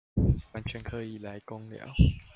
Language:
Chinese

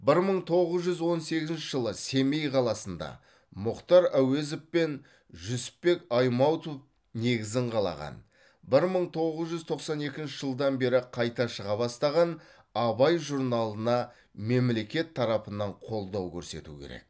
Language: Kazakh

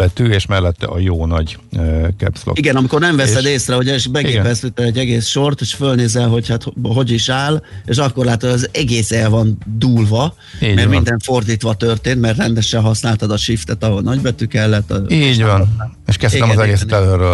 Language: Hungarian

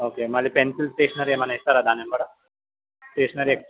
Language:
Telugu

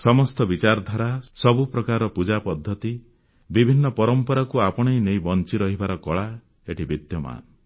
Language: Odia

